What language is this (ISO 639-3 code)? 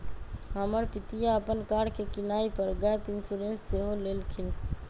mag